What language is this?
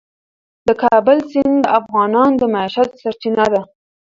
Pashto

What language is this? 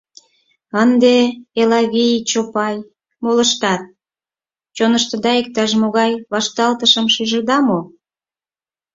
Mari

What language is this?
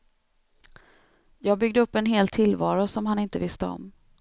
Swedish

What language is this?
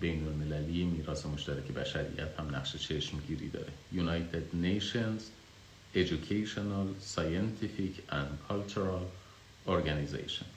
Persian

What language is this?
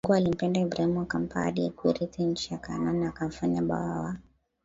Swahili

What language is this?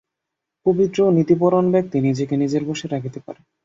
Bangla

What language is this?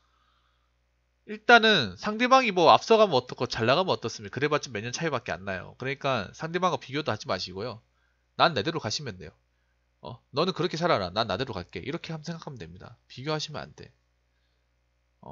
Korean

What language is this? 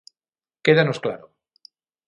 Galician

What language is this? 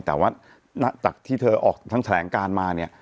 Thai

